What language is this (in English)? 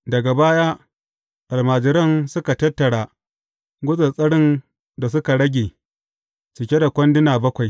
Hausa